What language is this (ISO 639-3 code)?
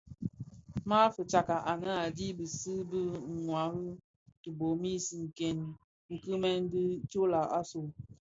ksf